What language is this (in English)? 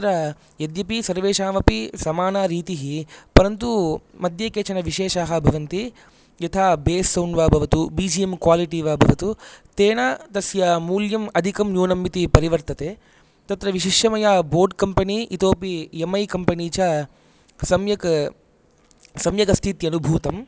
Sanskrit